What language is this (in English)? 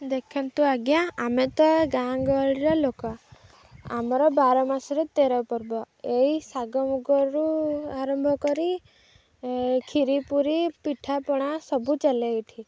Odia